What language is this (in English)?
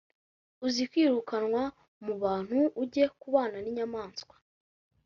Kinyarwanda